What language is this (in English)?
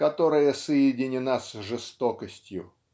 Russian